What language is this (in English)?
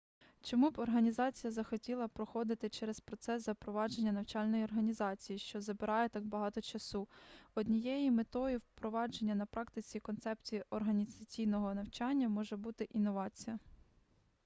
Ukrainian